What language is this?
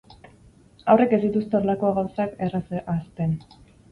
Basque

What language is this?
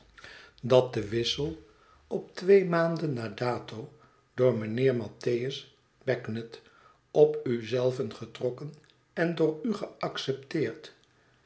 Dutch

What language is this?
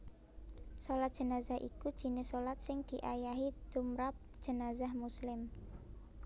Javanese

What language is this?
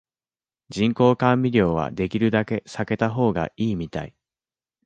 Japanese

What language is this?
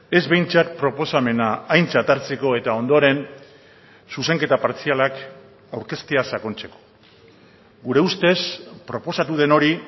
Basque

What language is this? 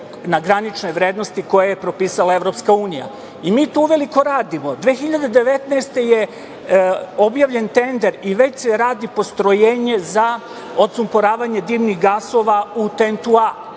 Serbian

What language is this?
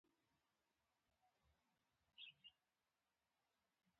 Pashto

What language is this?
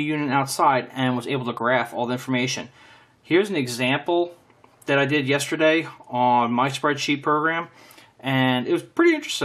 English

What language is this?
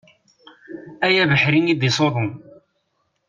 Kabyle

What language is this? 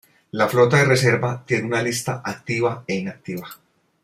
Spanish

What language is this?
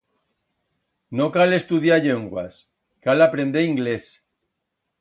Aragonese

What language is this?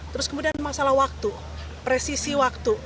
Indonesian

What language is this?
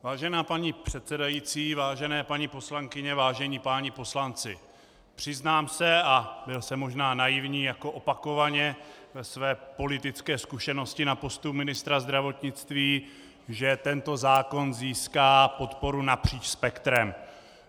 Czech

